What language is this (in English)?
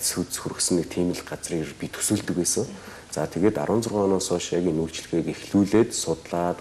Romanian